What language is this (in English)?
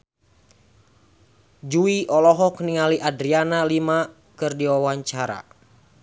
Sundanese